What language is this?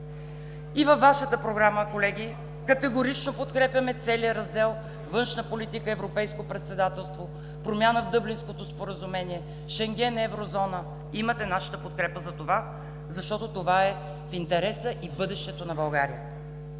Bulgarian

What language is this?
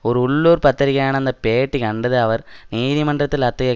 Tamil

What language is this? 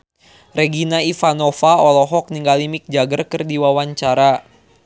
Sundanese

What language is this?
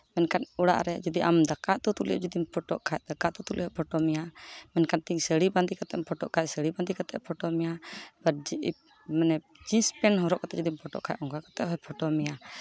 Santali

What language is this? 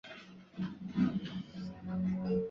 Chinese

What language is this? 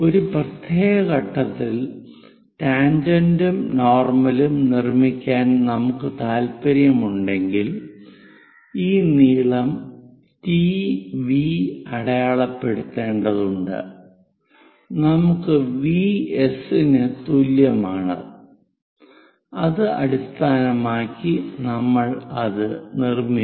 Malayalam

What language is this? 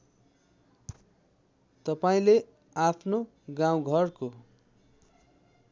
Nepali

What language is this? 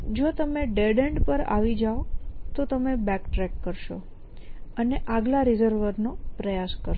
Gujarati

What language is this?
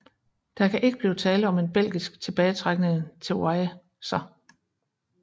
Danish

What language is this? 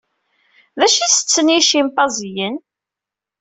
Kabyle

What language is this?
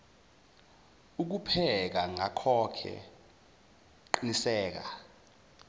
Zulu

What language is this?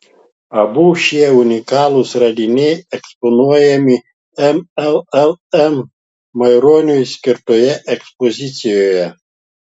Lithuanian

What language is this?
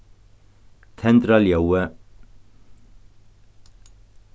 Faroese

